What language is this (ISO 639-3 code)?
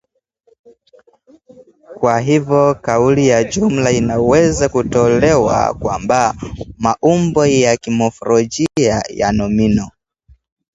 swa